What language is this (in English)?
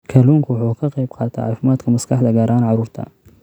Somali